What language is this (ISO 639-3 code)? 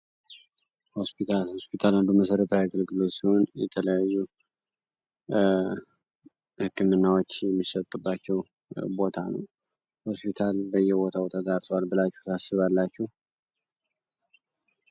amh